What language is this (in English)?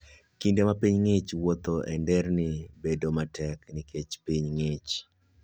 Luo (Kenya and Tanzania)